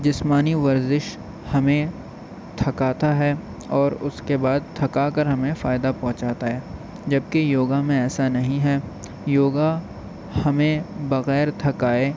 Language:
Urdu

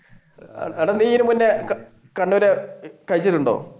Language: Malayalam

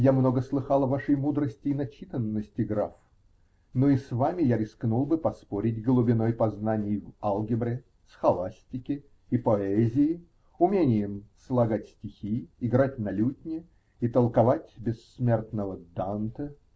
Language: Russian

